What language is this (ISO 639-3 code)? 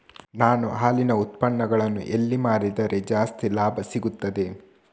kan